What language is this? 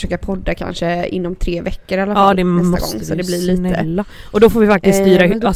Swedish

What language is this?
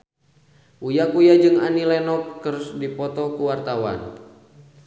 Sundanese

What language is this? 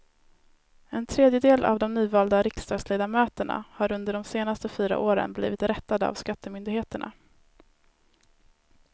Swedish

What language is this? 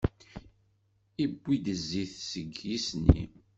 Kabyle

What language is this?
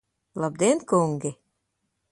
Latvian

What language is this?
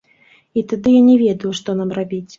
Belarusian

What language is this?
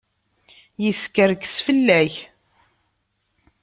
Kabyle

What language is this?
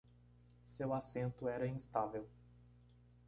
Portuguese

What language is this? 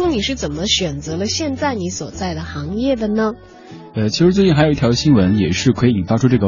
Chinese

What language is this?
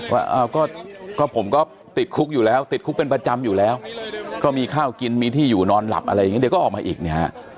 Thai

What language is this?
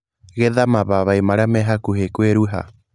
Kikuyu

